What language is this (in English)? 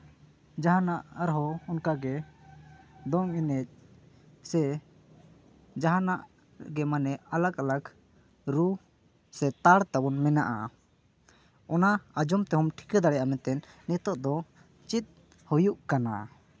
Santali